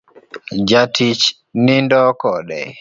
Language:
Luo (Kenya and Tanzania)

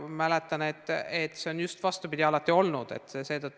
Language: Estonian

